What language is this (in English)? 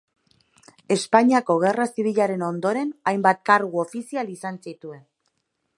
Basque